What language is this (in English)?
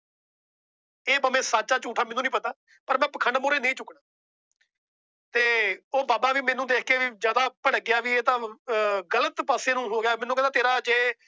Punjabi